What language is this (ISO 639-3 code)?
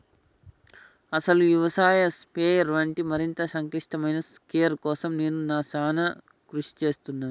tel